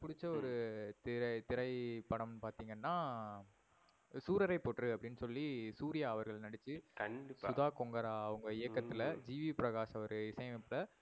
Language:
Tamil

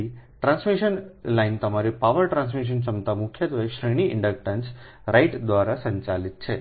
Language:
Gujarati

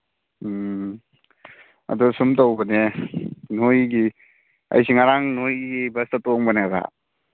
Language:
Manipuri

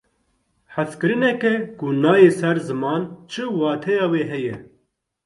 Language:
Kurdish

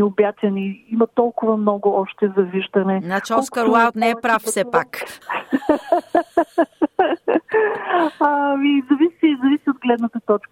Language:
Bulgarian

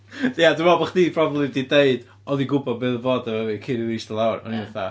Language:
Welsh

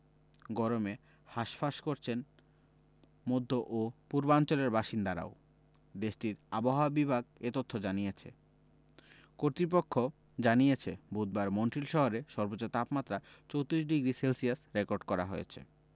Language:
Bangla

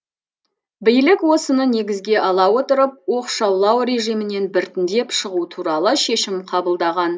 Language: Kazakh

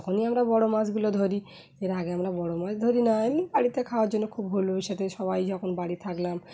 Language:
Bangla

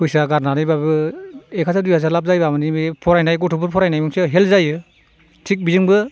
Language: Bodo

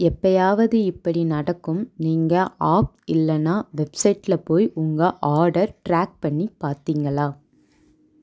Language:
Tamil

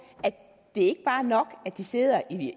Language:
Danish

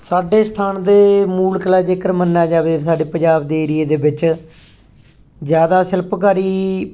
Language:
Punjabi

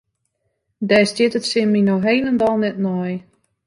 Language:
Western Frisian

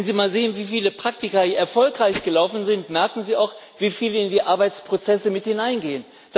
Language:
German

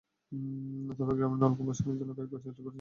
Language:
Bangla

